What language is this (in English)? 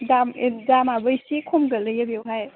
Bodo